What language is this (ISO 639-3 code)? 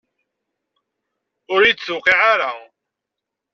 kab